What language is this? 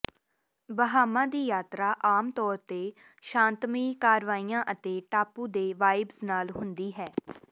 Punjabi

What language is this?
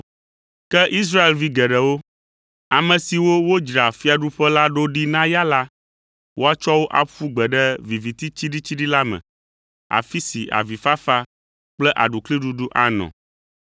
Ewe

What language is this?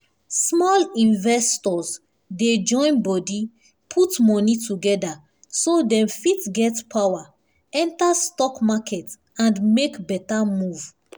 Nigerian Pidgin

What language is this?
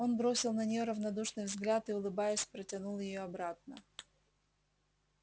Russian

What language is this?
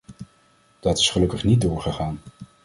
Dutch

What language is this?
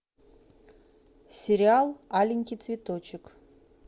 Russian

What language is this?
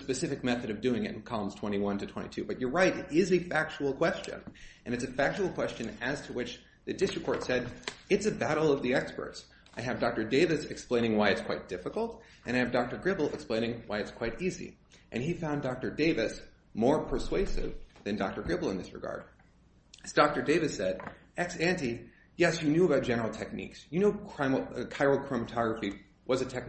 English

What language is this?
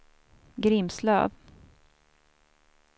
Swedish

